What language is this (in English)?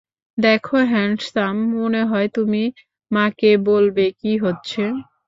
Bangla